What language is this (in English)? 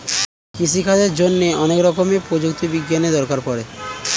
Bangla